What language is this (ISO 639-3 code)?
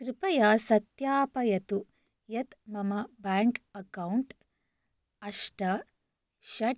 san